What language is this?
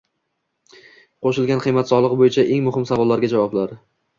Uzbek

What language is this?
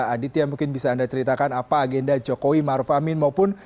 Indonesian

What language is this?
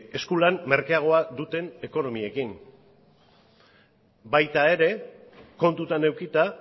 Basque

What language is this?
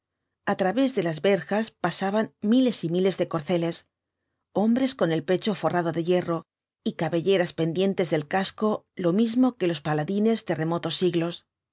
Spanish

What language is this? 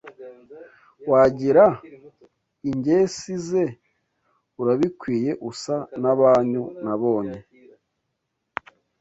Kinyarwanda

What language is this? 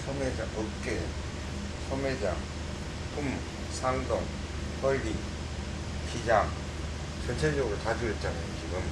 Korean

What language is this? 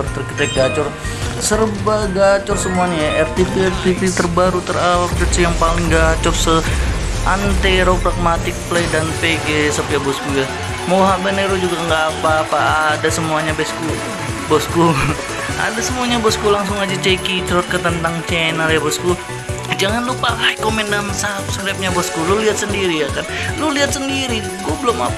Indonesian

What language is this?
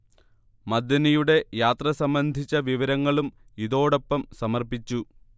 Malayalam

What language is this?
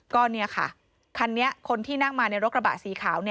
Thai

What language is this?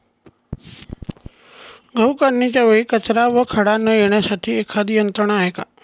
Marathi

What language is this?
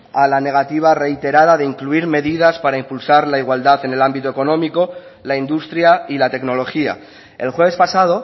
Spanish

